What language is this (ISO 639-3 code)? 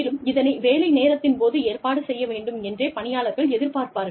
tam